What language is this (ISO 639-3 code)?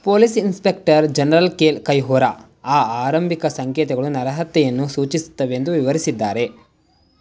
kan